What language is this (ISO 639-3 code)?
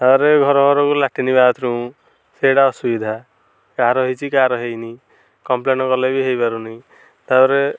ori